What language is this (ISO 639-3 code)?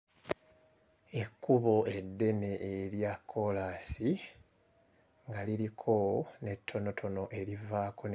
lug